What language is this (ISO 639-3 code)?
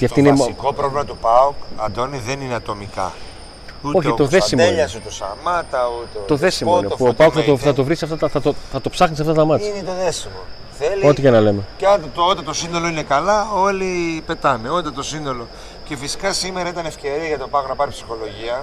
ell